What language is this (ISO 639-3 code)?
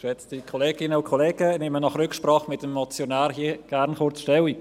gsw